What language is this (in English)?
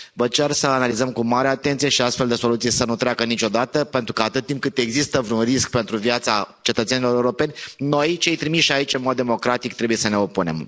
Romanian